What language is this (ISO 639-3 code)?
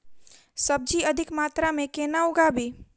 mai